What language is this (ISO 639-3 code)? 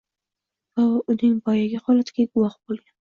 uzb